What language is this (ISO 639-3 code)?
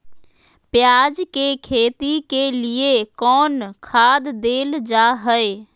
mag